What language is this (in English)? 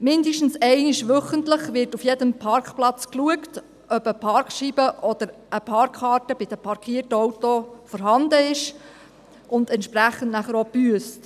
Swiss German